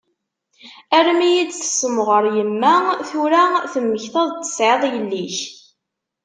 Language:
Kabyle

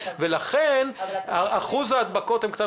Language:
Hebrew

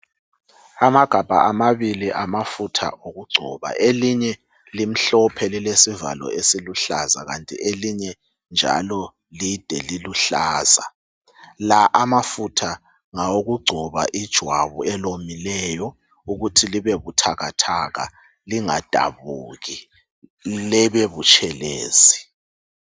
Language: North Ndebele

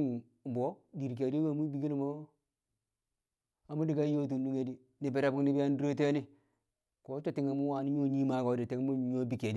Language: Kamo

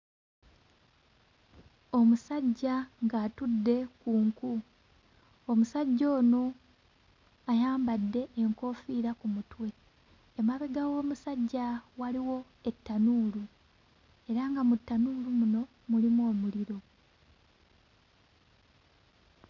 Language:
Ganda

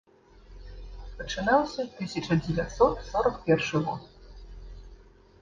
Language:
Belarusian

